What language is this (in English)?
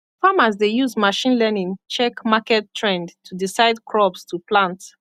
Nigerian Pidgin